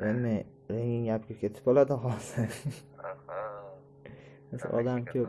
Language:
Uzbek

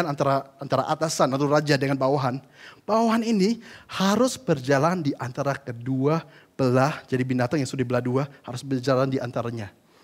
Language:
Indonesian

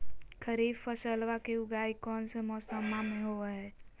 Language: Magahi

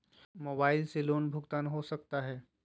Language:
Magahi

